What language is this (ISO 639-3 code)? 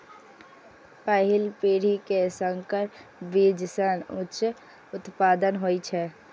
mai